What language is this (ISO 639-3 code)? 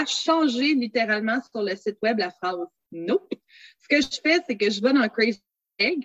fra